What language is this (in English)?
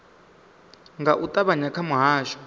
Venda